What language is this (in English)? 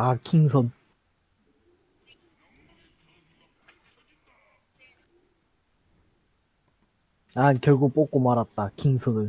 Korean